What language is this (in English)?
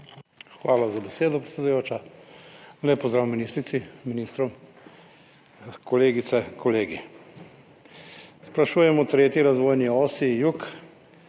Slovenian